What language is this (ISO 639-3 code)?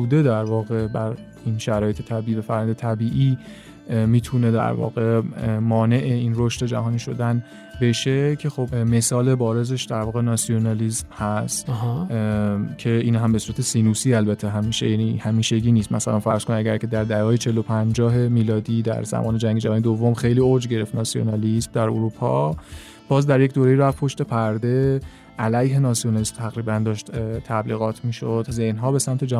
fas